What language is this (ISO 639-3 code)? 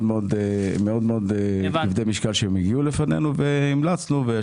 heb